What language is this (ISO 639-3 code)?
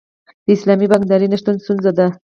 pus